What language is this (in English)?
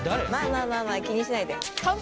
Japanese